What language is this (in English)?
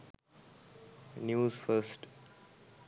Sinhala